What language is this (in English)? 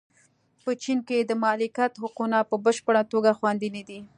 Pashto